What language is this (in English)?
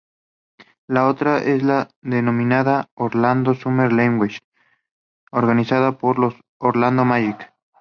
Spanish